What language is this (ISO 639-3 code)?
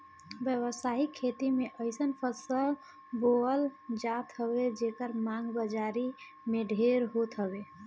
bho